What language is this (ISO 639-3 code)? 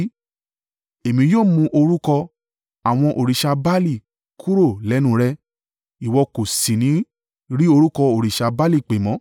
yor